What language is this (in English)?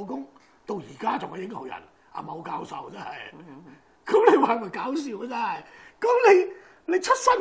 Chinese